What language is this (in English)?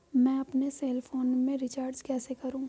Hindi